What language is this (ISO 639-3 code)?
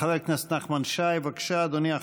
heb